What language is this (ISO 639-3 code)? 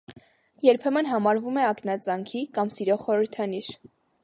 hye